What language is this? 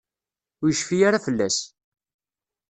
Kabyle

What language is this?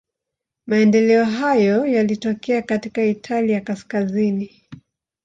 Swahili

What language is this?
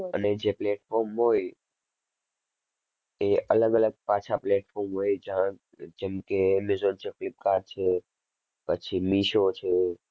Gujarati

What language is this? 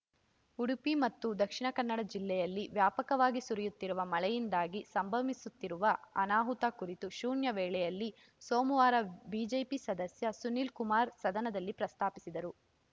Kannada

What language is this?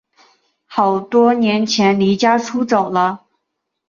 Chinese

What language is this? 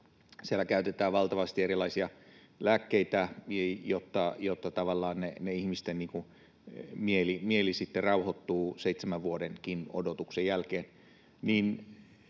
Finnish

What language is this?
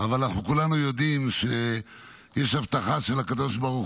Hebrew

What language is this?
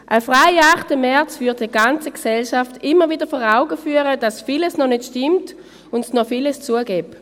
Swiss German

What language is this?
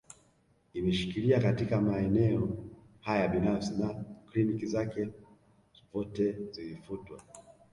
Swahili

